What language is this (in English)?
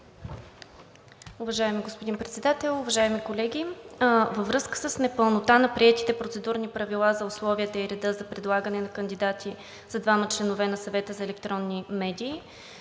Bulgarian